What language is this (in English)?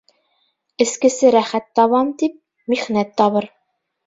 Bashkir